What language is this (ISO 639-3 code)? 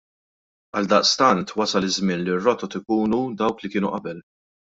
mlt